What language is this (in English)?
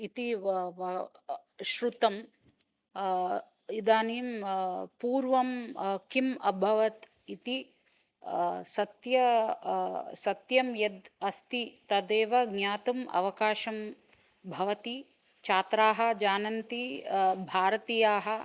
Sanskrit